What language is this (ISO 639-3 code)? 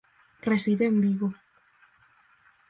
glg